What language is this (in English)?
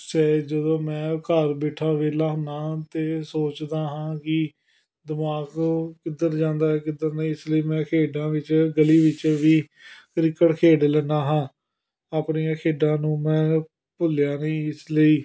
Punjabi